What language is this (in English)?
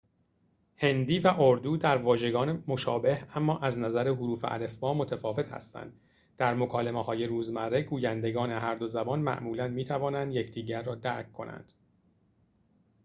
Persian